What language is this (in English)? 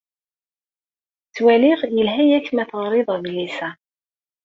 Kabyle